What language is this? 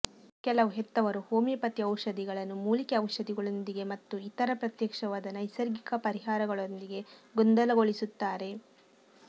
Kannada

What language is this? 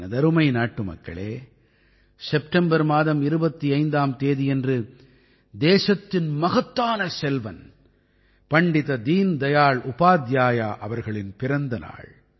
Tamil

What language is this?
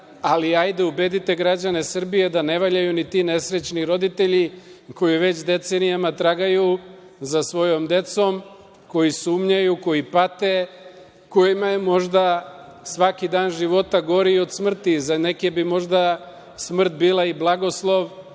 Serbian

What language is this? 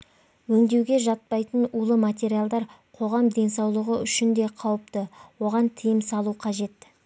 Kazakh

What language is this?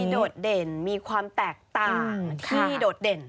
Thai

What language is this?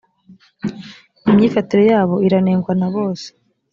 Kinyarwanda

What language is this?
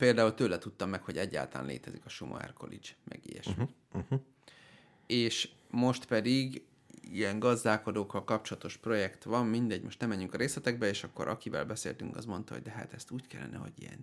Hungarian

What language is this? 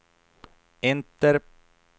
Swedish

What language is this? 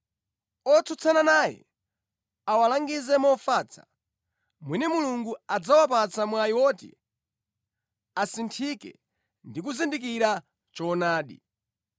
Nyanja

